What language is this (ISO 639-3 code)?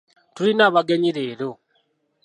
lug